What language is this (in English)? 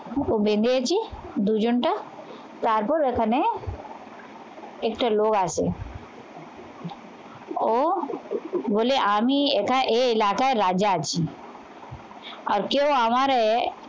Bangla